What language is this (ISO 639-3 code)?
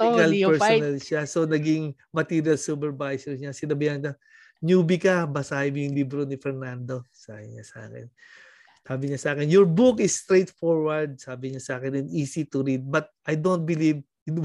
fil